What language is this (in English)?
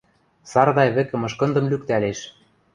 Western Mari